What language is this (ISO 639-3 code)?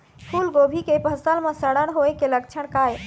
hne